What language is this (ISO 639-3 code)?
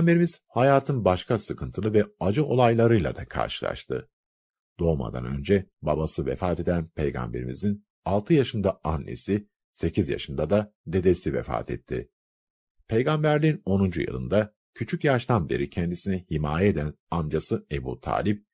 tur